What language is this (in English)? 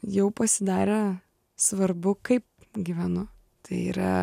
Lithuanian